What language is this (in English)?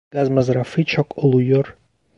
Turkish